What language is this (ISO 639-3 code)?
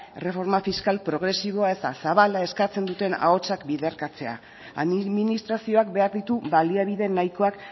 eus